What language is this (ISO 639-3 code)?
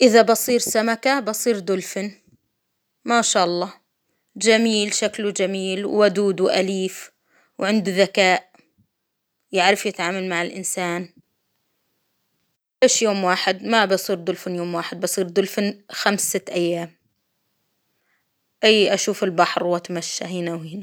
acw